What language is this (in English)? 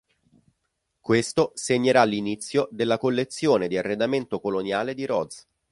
Italian